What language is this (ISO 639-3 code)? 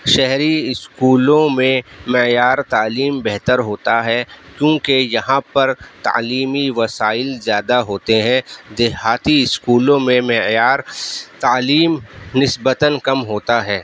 urd